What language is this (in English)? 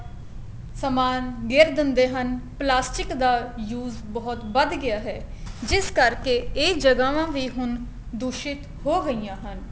Punjabi